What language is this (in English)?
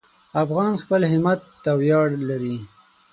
Pashto